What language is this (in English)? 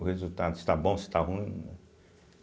Portuguese